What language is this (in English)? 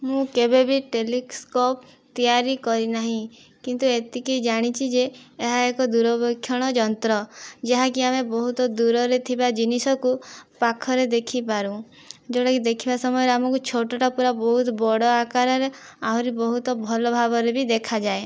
Odia